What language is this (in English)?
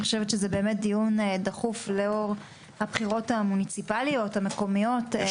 Hebrew